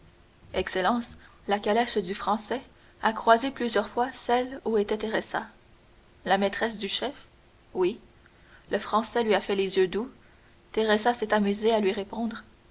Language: French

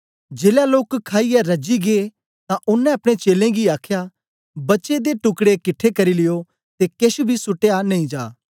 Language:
Dogri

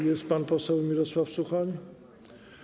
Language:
Polish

